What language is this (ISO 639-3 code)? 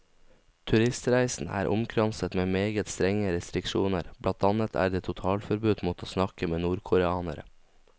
nor